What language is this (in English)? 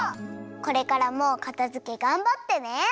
Japanese